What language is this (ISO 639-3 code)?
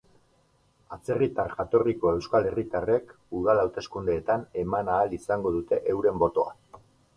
eus